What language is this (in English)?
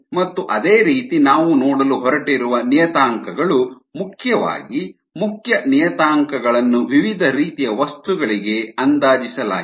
Kannada